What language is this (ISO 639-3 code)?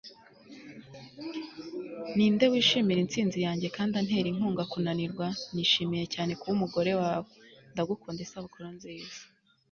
kin